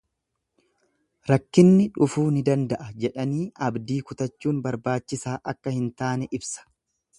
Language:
Oromo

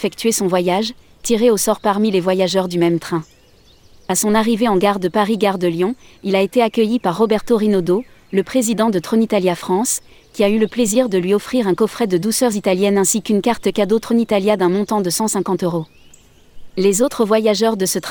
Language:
French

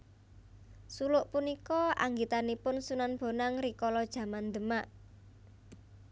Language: Javanese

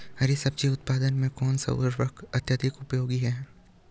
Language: Hindi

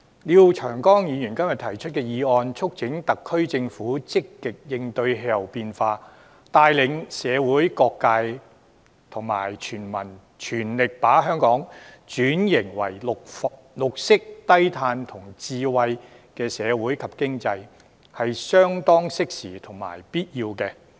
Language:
Cantonese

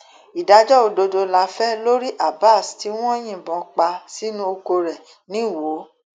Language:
Yoruba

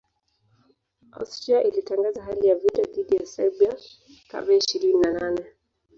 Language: Swahili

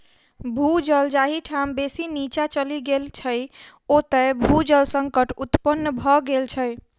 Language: Maithili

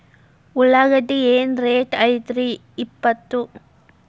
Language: Kannada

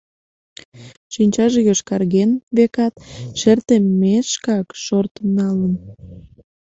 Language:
Mari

